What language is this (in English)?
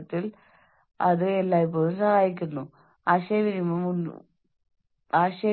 Malayalam